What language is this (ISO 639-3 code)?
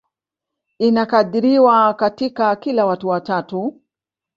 swa